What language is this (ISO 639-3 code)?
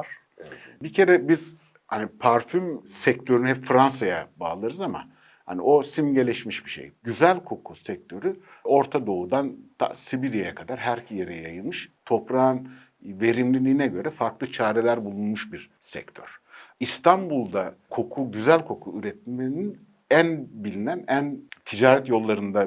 tur